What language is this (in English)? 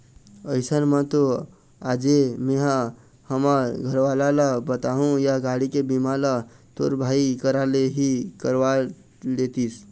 Chhattisgarhi